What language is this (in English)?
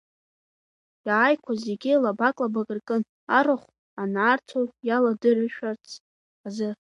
Abkhazian